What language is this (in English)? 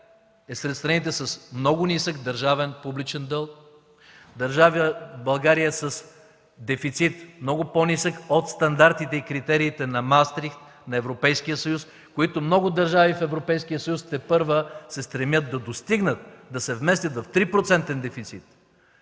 Bulgarian